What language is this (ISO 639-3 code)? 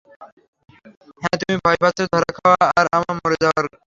ben